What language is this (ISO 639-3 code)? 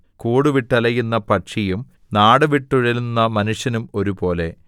mal